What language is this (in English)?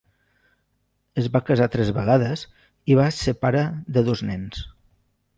Catalan